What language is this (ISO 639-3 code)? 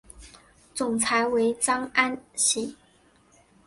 zho